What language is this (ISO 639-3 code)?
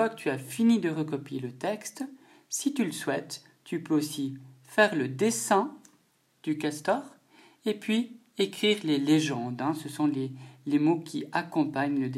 fra